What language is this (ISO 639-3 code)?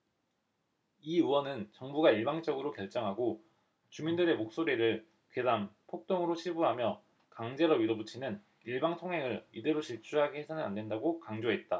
kor